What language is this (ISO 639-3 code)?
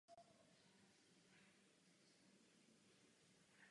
ces